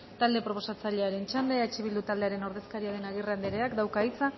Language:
Basque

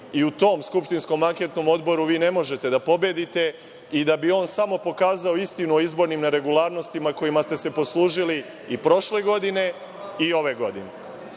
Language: Serbian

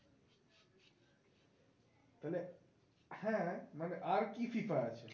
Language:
Bangla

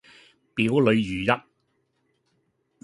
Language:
Cantonese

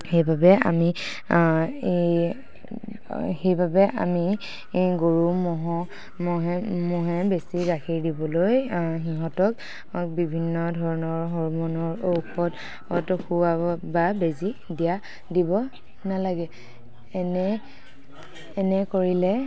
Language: Assamese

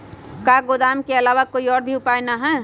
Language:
Magahi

